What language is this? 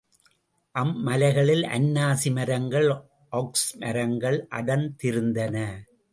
Tamil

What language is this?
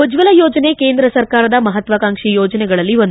Kannada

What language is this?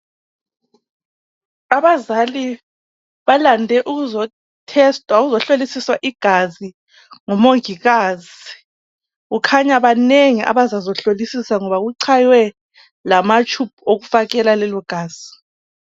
North Ndebele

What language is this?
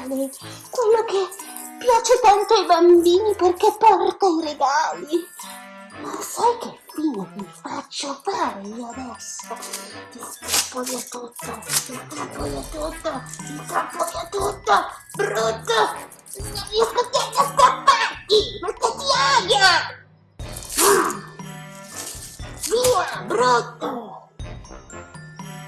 Italian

